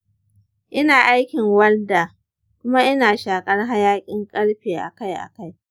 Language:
Hausa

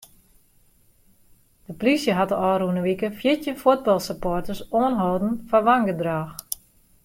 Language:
Western Frisian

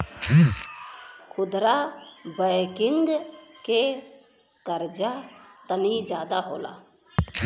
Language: Bhojpuri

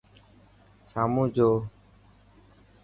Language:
Dhatki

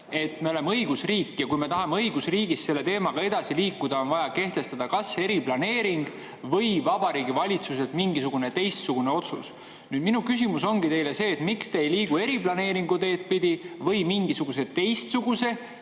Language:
Estonian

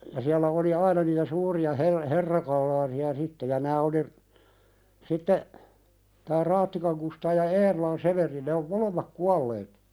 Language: Finnish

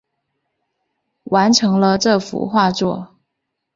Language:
Chinese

